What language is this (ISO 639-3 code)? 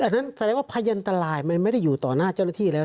tha